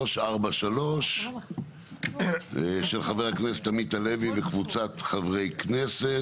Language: Hebrew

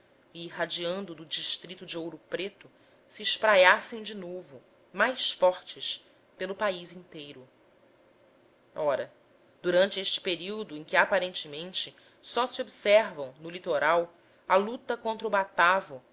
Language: Portuguese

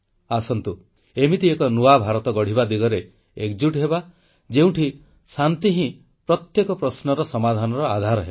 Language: Odia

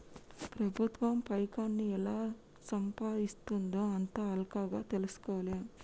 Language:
Telugu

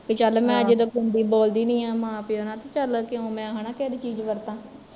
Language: Punjabi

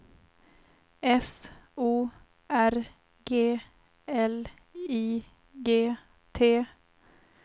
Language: Swedish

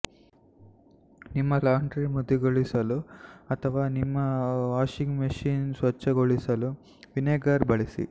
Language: Kannada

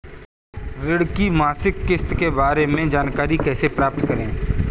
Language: Hindi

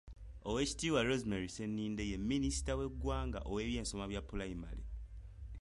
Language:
Ganda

